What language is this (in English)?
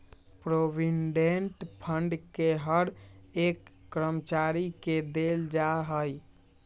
Magahi